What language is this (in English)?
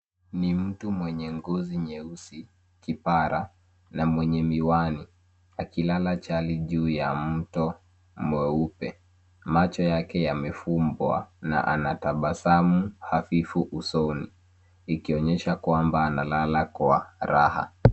Swahili